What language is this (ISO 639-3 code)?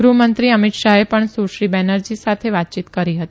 guj